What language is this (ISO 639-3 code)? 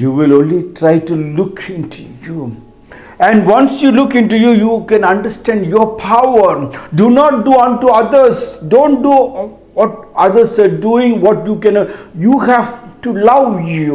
eng